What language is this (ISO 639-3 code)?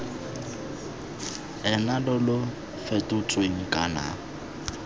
tsn